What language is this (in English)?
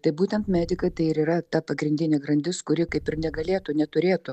Lithuanian